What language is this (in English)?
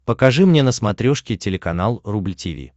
Russian